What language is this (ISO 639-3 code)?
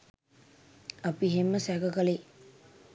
sin